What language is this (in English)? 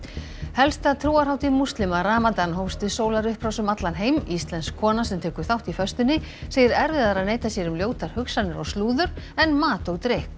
Icelandic